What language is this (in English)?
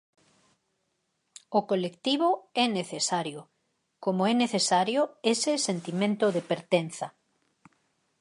Galician